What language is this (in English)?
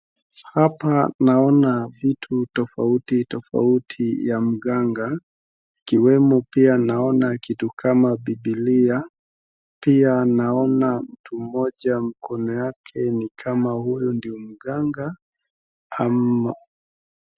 Swahili